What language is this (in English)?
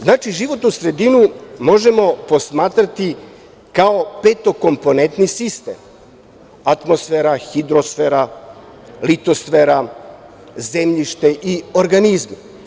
Serbian